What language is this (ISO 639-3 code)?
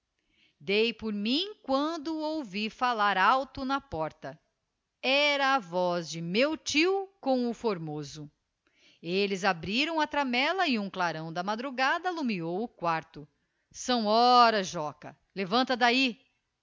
por